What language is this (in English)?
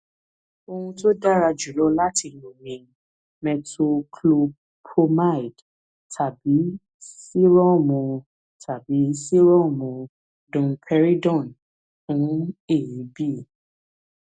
Yoruba